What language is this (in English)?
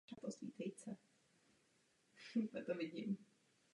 Czech